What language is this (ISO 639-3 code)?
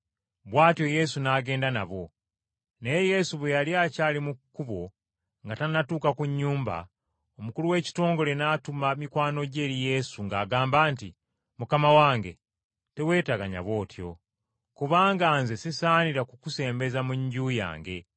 lug